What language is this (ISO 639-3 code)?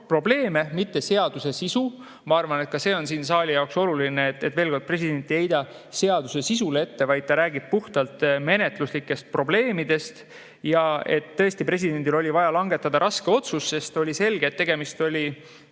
est